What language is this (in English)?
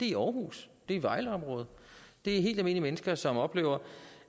Danish